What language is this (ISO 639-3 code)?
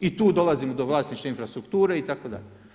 hrv